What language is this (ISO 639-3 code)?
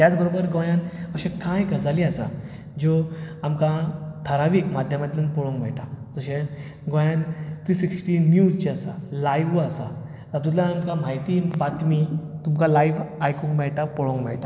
kok